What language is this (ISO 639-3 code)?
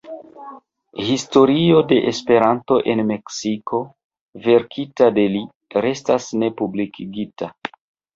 epo